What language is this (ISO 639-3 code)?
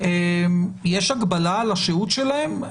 heb